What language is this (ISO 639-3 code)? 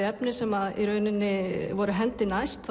isl